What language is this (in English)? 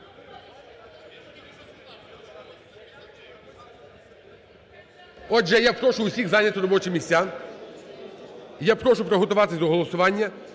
Ukrainian